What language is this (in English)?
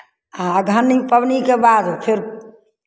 Maithili